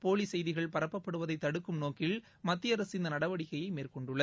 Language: Tamil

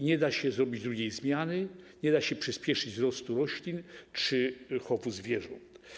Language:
Polish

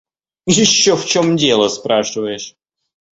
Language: Russian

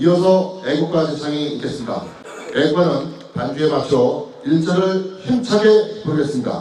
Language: Korean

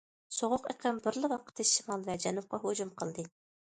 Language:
Uyghur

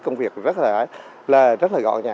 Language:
Vietnamese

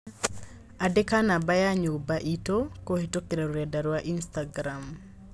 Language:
Kikuyu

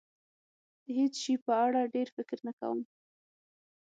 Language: Pashto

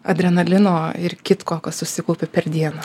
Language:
Lithuanian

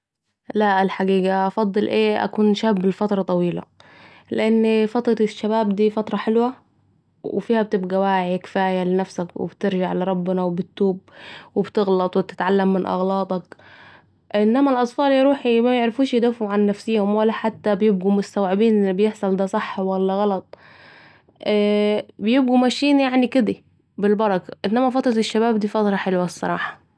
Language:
Saidi Arabic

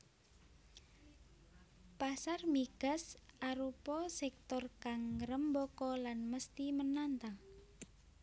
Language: Javanese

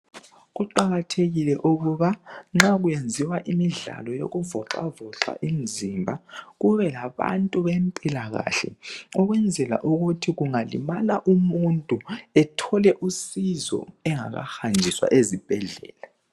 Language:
North Ndebele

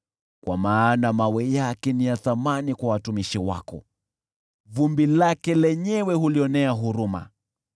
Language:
Swahili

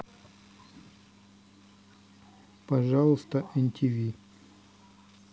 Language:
Russian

